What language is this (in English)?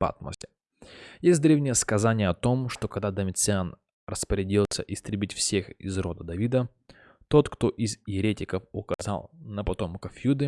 Russian